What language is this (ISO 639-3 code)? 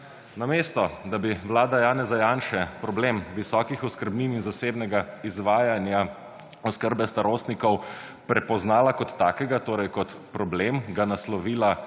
slv